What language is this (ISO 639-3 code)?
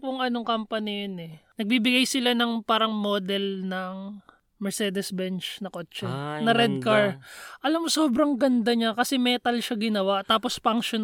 fil